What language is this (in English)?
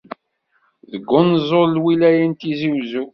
Kabyle